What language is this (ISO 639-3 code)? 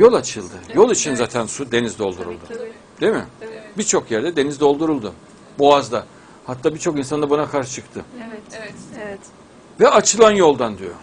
tur